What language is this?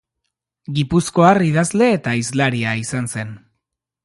Basque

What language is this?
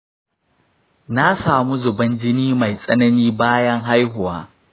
Hausa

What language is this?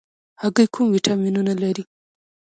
Pashto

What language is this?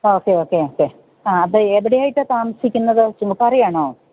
Malayalam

